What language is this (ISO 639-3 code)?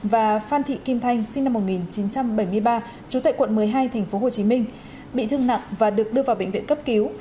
vie